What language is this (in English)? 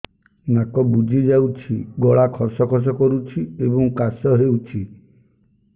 Odia